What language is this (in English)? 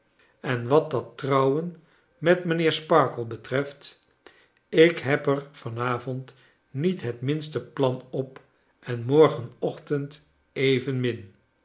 Dutch